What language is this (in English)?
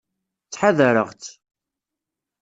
Kabyle